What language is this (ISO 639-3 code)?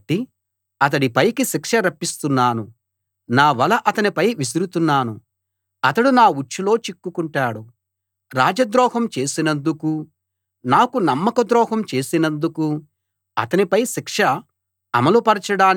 tel